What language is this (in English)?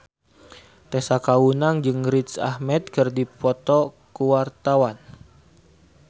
Sundanese